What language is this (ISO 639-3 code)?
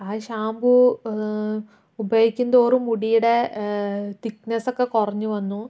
mal